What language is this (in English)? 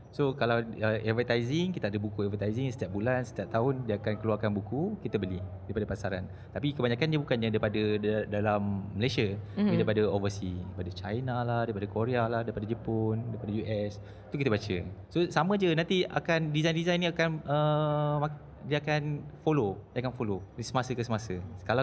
Malay